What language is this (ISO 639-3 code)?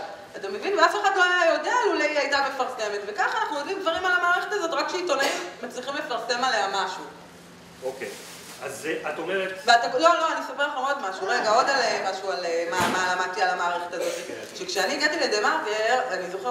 heb